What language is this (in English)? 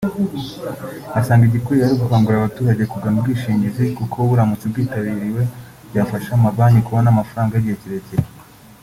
Kinyarwanda